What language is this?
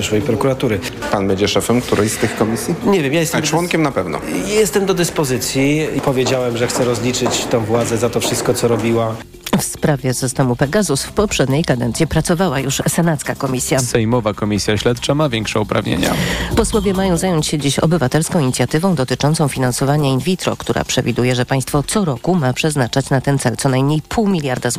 Polish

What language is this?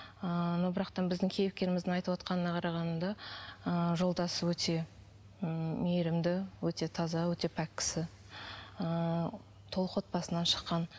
Kazakh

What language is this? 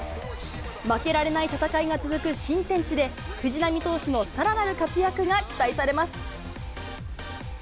Japanese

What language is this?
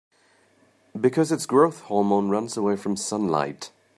English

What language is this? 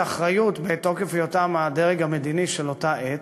Hebrew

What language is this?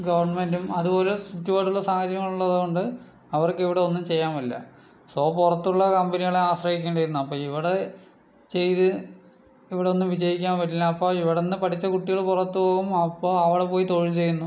Malayalam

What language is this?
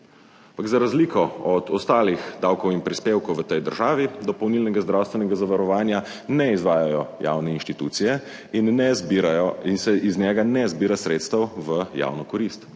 Slovenian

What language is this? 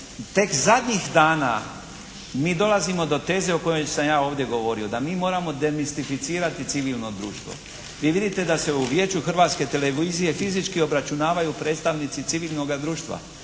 Croatian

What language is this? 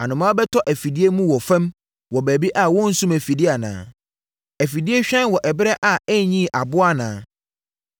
Akan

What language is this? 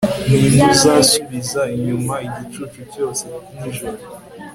Kinyarwanda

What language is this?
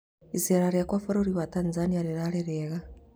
Kikuyu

